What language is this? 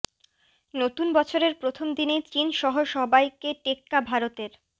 Bangla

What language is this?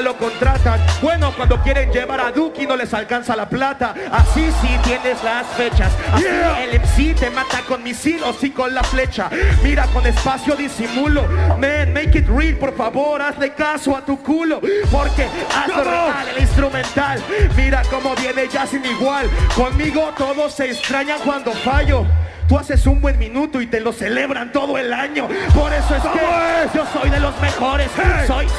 Spanish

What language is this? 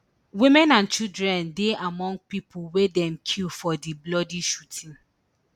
Nigerian Pidgin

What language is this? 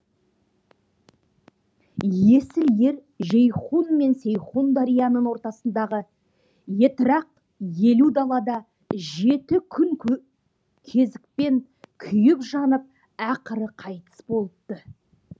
Kazakh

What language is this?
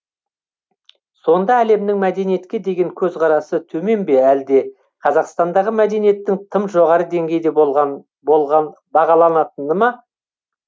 Kazakh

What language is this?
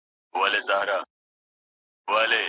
Pashto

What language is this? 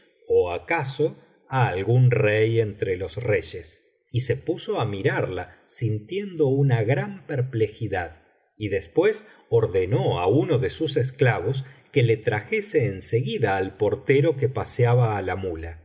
Spanish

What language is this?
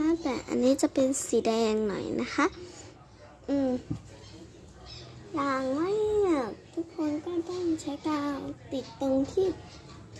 Thai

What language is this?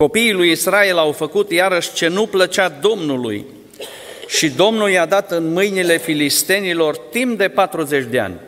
Romanian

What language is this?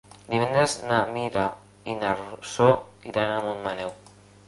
Catalan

